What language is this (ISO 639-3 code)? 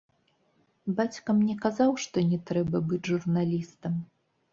bel